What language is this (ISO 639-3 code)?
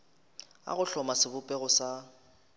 nso